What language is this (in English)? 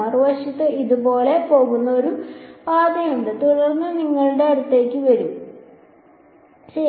Malayalam